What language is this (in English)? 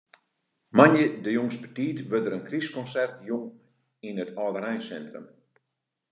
Western Frisian